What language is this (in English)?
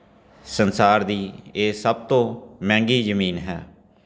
Punjabi